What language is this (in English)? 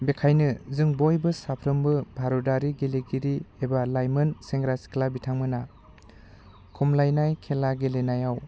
Bodo